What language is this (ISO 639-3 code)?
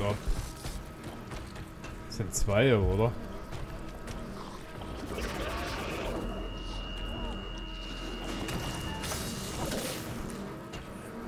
deu